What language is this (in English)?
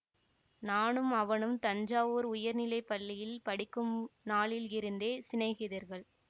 Tamil